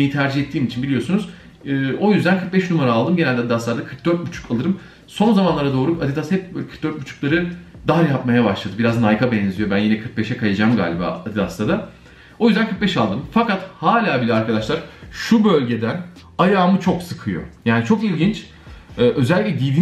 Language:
Turkish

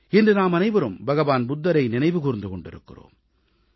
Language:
Tamil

